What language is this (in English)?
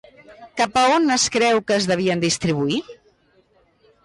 Catalan